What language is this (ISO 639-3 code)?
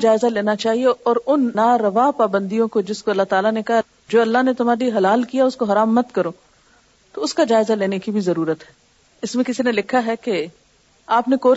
urd